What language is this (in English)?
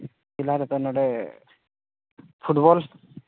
Santali